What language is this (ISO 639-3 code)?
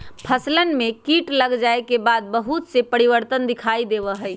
mag